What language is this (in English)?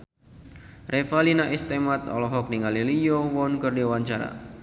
Sundanese